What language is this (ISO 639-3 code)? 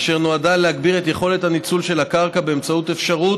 heb